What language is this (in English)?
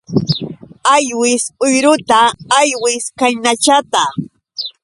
Yauyos Quechua